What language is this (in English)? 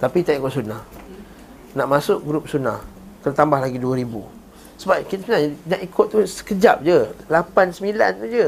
Malay